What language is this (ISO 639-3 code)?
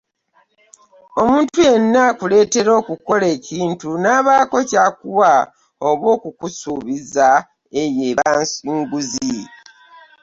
lug